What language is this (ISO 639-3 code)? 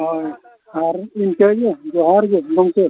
sat